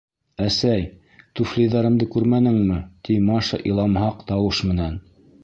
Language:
Bashkir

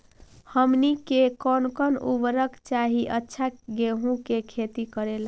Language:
Magahi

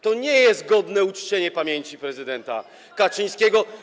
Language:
Polish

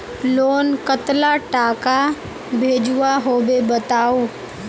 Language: Magahi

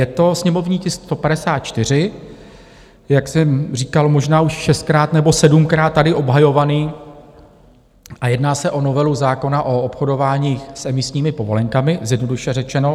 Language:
Czech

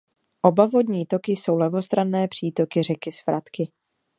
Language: Czech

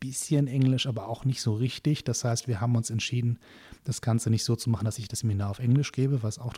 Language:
German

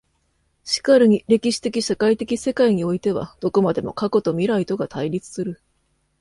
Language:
Japanese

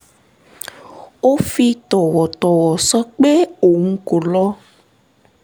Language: Yoruba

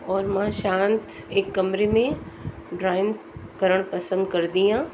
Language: Sindhi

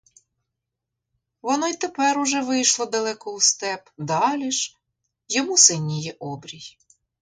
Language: Ukrainian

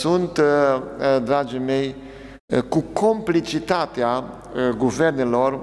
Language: Romanian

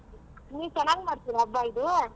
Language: Kannada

